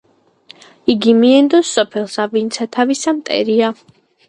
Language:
Georgian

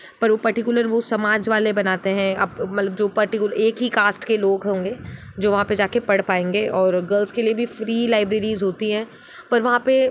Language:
Hindi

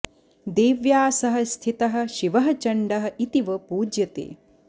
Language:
Sanskrit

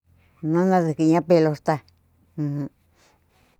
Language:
Cuyamecalco Mixtec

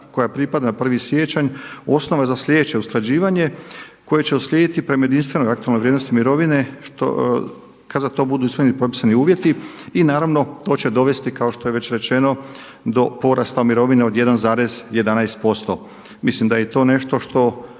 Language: Croatian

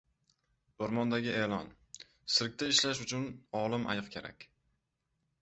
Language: Uzbek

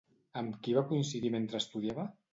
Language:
Catalan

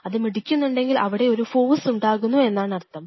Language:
Malayalam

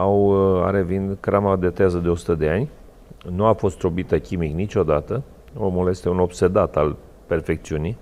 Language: Romanian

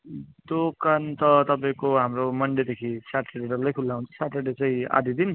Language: Nepali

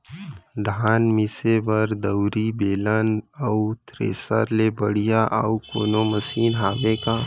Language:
Chhattisgarhi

